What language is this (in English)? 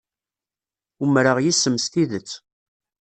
Kabyle